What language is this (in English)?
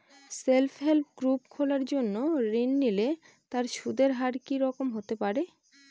Bangla